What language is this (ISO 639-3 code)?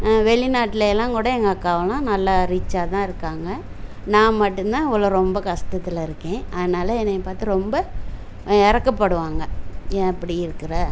tam